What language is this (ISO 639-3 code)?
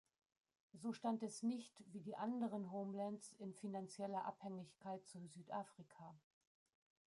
deu